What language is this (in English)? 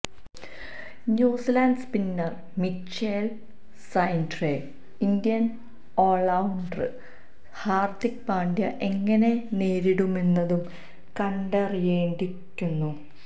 Malayalam